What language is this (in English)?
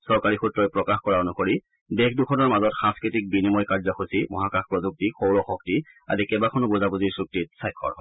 Assamese